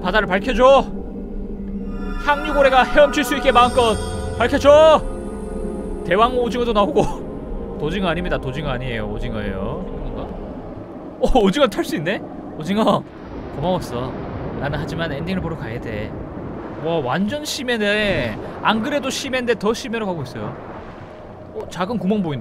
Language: Korean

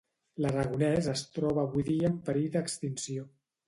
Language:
Catalan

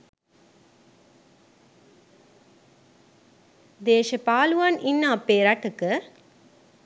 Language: Sinhala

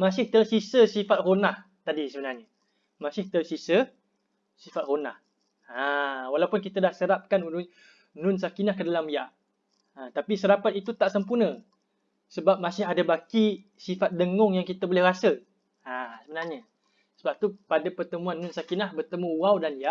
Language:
Malay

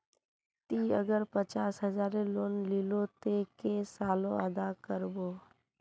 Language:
Magahi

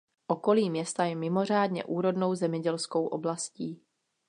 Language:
Czech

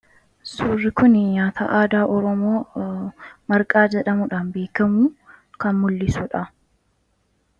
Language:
Oromo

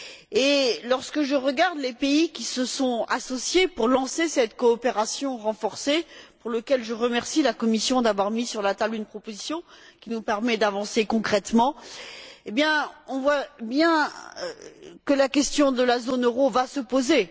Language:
French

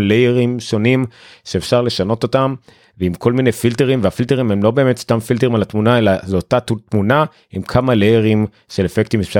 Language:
Hebrew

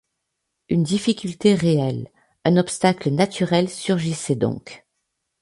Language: French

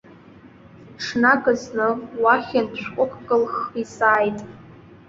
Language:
Abkhazian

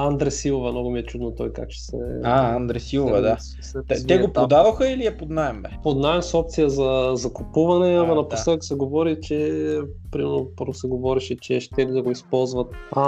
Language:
Bulgarian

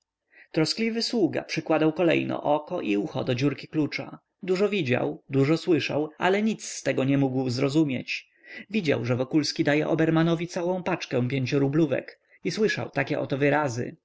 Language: Polish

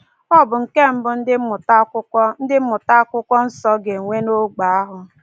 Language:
Igbo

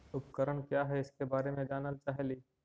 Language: Magahi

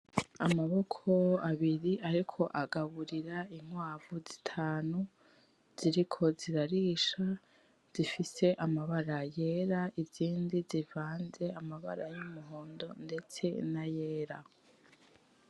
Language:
Rundi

